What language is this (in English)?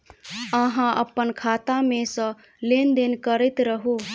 Maithili